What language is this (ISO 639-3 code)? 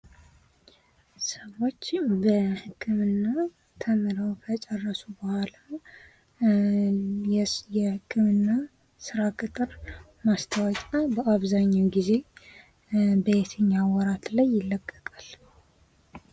amh